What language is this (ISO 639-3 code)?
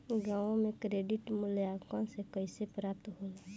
bho